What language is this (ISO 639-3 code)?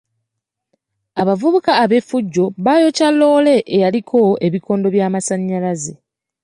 lug